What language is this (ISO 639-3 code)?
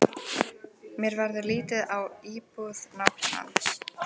isl